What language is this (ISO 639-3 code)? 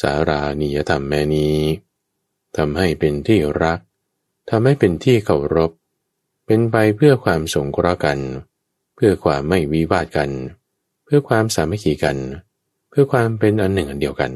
tha